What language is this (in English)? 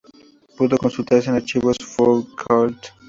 Spanish